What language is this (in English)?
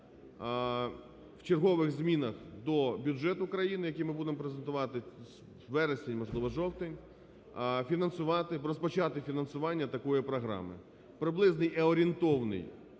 Ukrainian